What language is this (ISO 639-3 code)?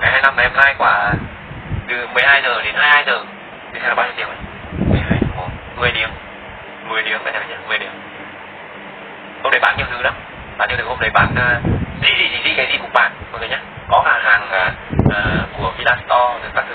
vie